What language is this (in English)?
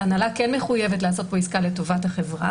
Hebrew